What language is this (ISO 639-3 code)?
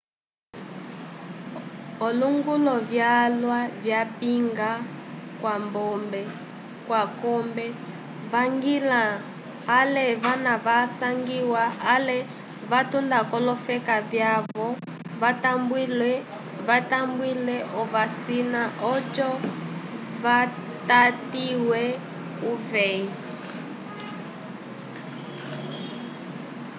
umb